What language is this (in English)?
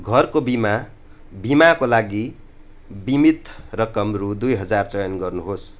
Nepali